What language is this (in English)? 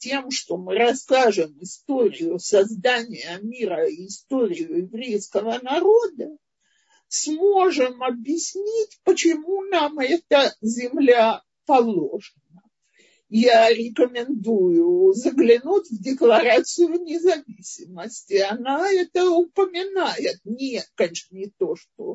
Russian